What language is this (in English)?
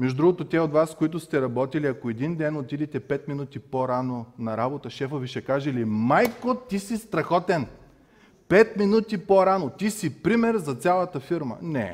Bulgarian